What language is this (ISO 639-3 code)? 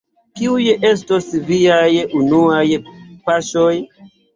epo